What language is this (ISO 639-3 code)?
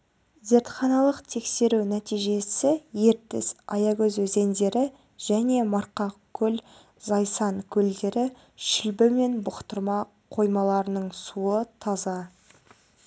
kaz